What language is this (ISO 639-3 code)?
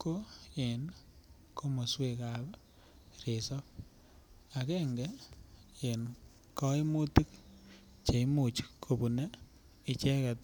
kln